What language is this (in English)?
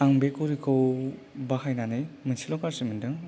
Bodo